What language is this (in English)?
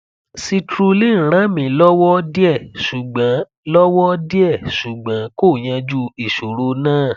Yoruba